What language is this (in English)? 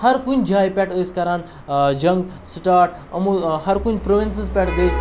Kashmiri